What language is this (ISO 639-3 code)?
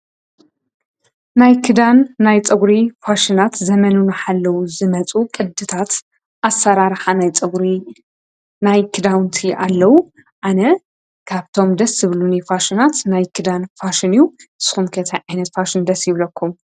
tir